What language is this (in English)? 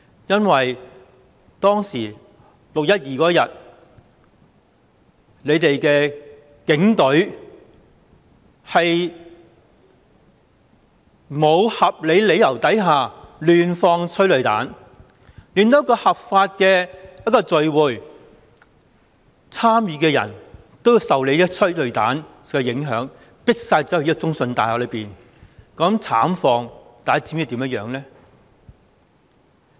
Cantonese